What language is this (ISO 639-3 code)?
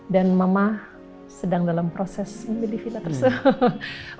ind